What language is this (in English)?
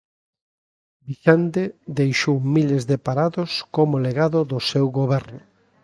Galician